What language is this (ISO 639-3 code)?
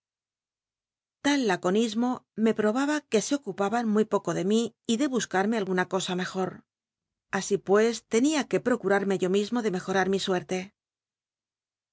spa